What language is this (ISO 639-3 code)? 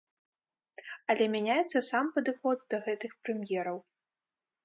bel